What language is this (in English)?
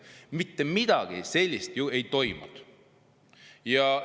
Estonian